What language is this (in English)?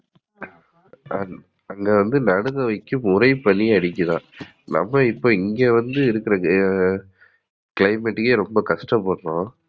Tamil